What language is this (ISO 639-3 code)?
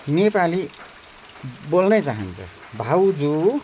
nep